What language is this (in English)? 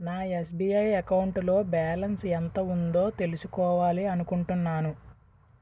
Telugu